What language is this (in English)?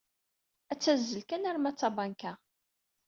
Kabyle